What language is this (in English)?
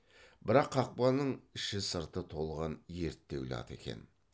Kazakh